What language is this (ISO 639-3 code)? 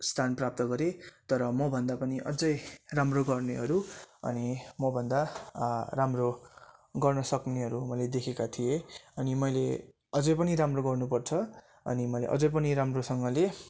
nep